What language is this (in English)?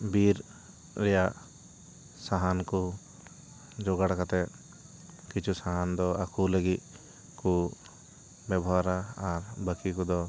Santali